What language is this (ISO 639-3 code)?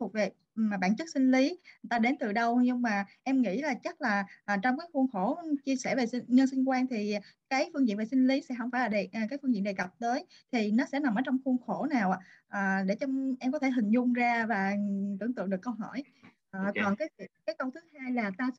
vie